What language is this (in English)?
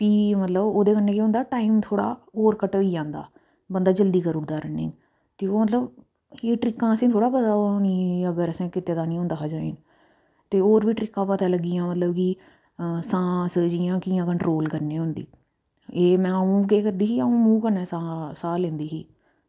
Dogri